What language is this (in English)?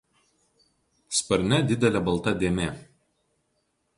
Lithuanian